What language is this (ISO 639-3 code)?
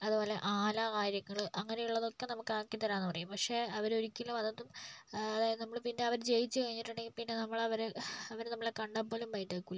mal